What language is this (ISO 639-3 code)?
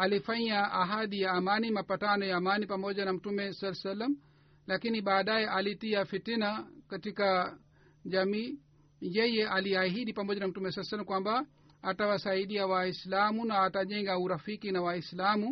swa